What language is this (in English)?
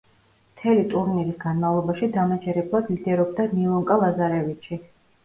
Georgian